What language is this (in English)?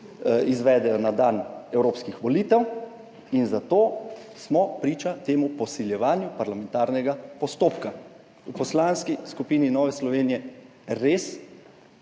Slovenian